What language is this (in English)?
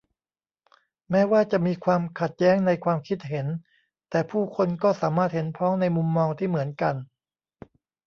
Thai